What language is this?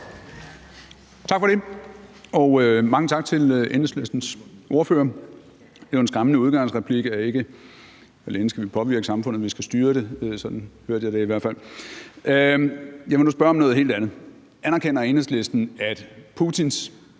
Danish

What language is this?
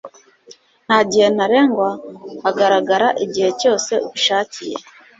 Kinyarwanda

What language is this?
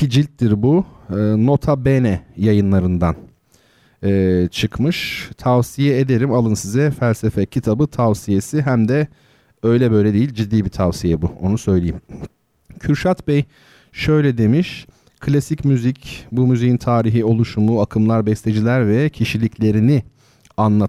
Turkish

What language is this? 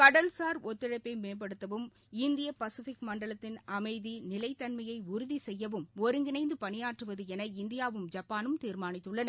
Tamil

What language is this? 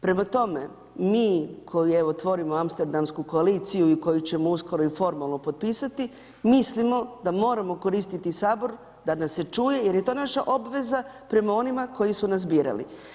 Croatian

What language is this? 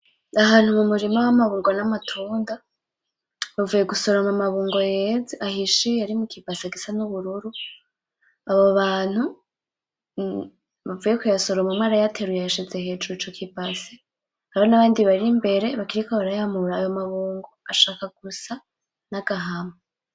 Rundi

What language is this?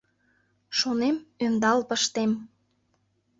Mari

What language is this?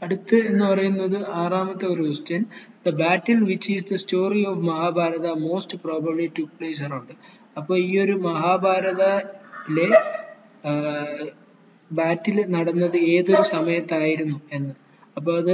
Malayalam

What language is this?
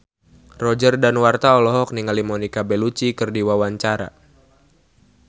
Sundanese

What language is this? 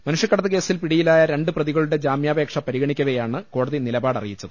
Malayalam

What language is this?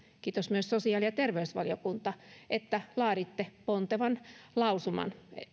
Finnish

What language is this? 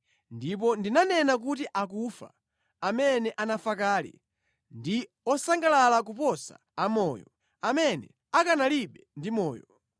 Nyanja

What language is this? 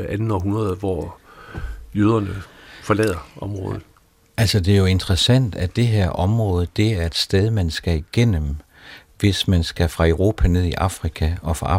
Danish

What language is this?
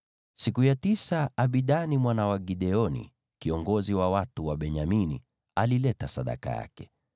Swahili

